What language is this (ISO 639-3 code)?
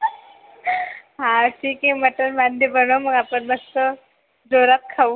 mar